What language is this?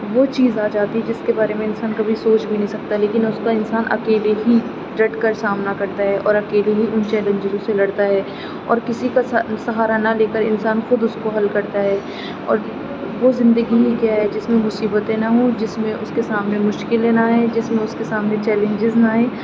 Urdu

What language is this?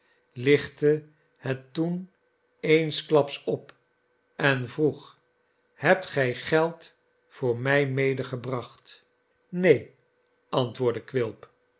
Dutch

